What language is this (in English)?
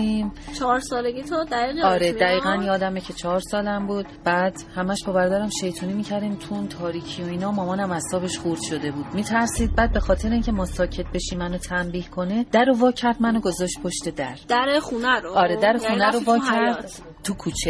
Persian